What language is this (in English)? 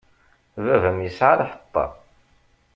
Kabyle